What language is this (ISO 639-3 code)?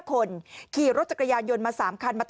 tha